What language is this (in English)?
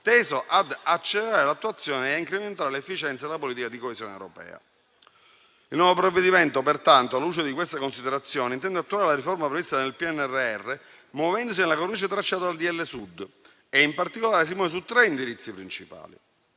Italian